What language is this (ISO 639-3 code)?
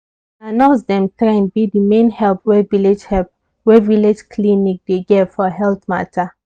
pcm